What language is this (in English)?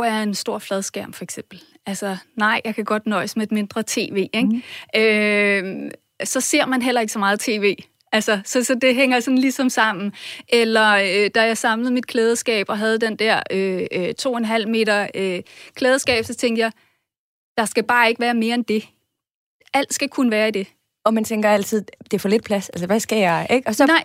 Danish